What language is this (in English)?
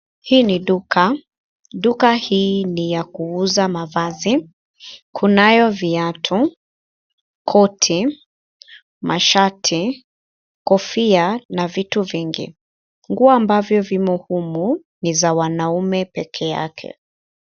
Swahili